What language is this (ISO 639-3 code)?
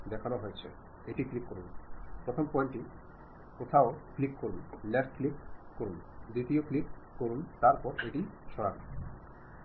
mal